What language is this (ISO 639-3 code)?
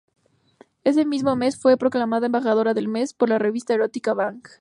spa